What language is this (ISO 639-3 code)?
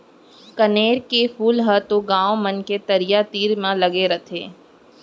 hne